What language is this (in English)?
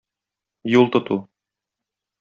Tatar